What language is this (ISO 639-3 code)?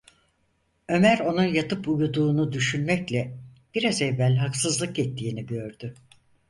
tur